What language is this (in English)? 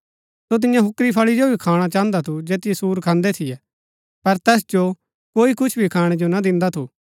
Gaddi